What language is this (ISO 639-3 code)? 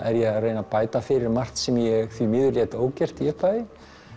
isl